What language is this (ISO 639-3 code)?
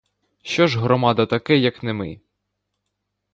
ukr